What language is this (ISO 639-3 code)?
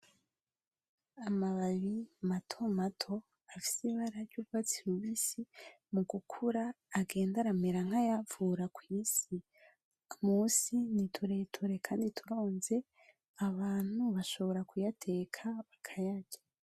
run